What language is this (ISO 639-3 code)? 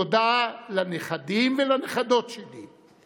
heb